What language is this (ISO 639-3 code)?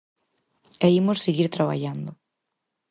glg